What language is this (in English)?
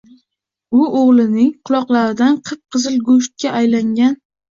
Uzbek